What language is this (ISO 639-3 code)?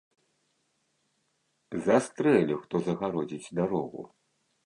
bel